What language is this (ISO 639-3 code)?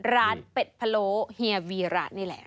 tha